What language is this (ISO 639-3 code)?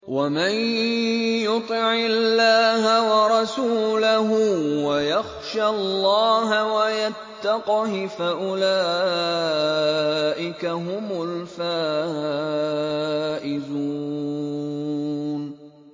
ara